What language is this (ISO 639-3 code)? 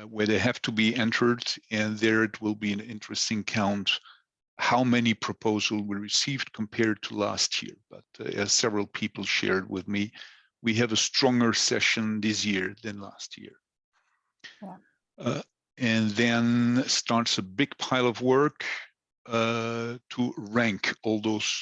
eng